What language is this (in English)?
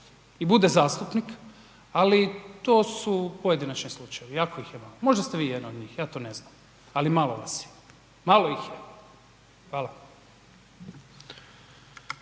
Croatian